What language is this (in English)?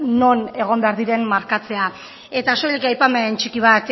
Basque